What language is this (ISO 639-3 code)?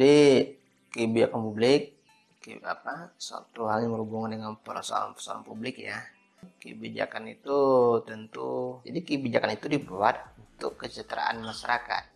ind